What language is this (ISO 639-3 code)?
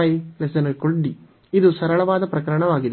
kan